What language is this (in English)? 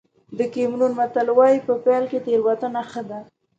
Pashto